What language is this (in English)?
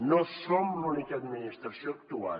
Catalan